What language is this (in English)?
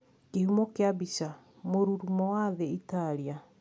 Kikuyu